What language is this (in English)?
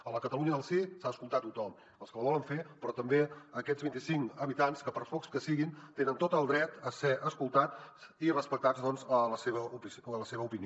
Catalan